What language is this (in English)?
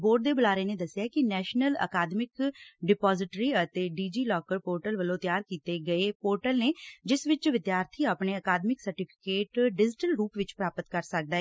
Punjabi